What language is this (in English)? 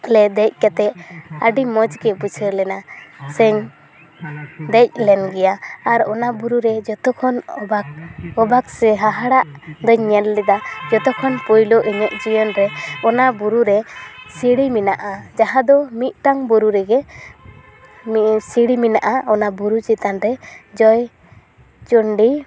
Santali